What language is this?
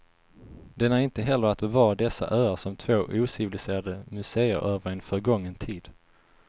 Swedish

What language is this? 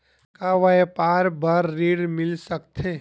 Chhattisgarhi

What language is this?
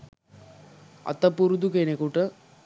Sinhala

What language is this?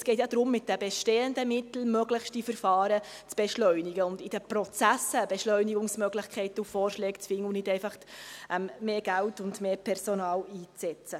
Swiss German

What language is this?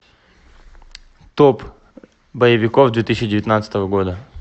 Russian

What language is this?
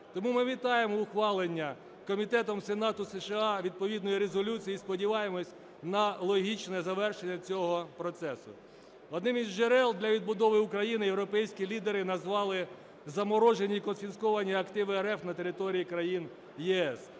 Ukrainian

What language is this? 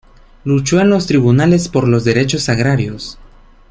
Spanish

